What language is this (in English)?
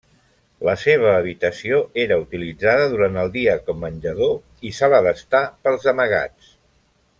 Catalan